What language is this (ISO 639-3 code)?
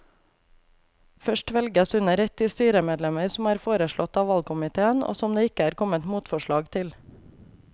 nor